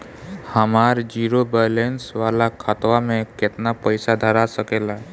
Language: Bhojpuri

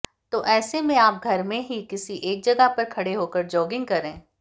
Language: Hindi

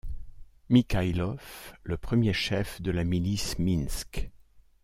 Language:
French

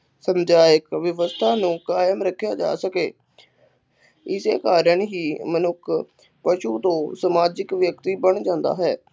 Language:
Punjabi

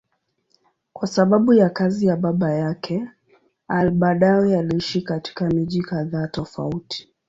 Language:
Swahili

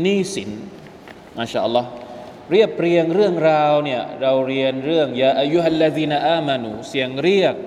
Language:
Thai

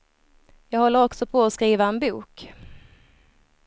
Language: Swedish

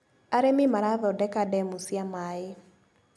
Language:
Kikuyu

